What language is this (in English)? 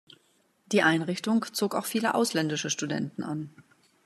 German